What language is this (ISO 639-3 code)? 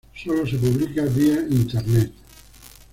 spa